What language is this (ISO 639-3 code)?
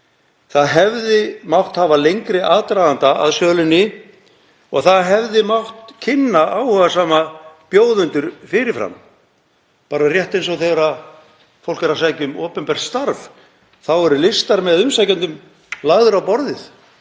isl